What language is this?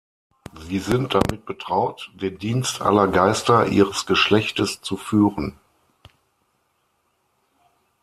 German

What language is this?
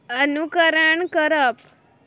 Konkani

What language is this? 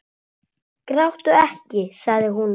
Icelandic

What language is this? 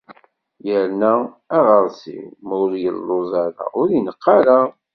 Kabyle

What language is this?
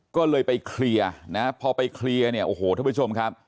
Thai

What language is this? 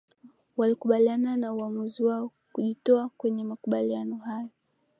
Swahili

